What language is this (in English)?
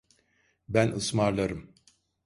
Turkish